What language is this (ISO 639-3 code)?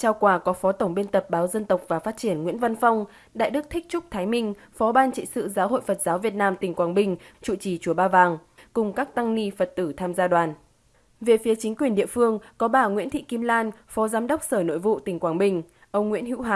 vie